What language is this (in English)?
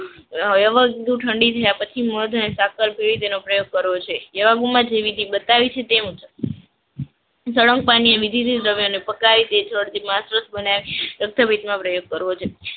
Gujarati